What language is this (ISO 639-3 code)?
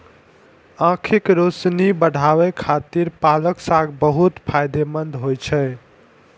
mai